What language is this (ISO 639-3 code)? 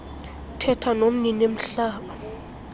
xho